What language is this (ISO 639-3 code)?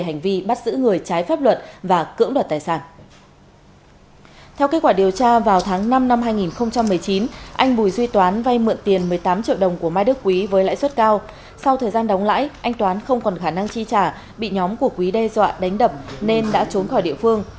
vie